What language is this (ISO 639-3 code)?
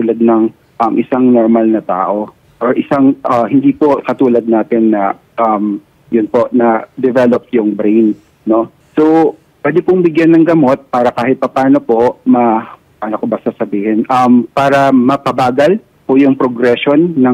fil